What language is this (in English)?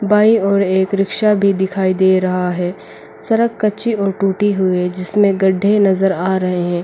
Hindi